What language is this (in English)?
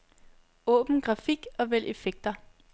Danish